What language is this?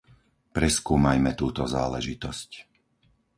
Slovak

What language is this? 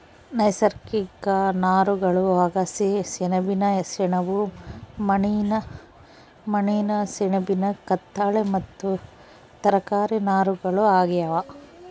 Kannada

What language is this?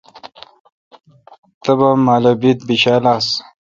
Kalkoti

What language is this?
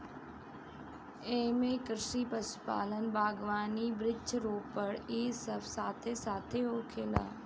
Bhojpuri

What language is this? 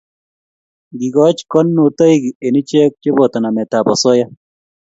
Kalenjin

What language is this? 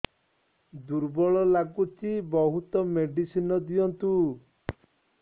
Odia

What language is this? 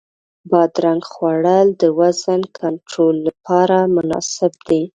Pashto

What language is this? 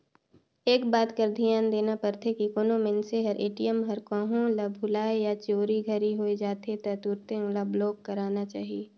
Chhattisgarhi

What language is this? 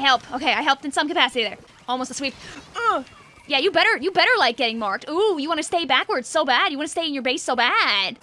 English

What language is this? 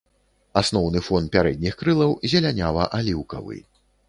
Belarusian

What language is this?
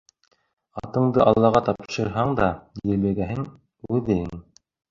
Bashkir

